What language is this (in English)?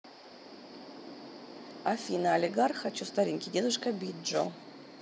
Russian